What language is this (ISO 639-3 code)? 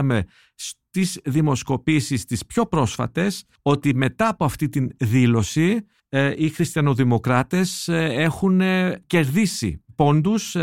ell